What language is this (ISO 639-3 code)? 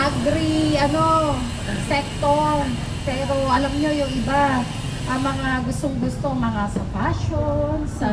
fil